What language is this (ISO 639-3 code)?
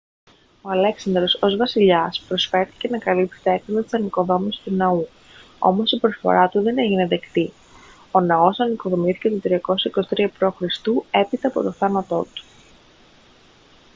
ell